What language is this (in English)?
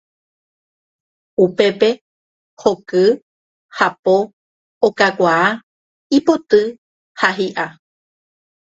Guarani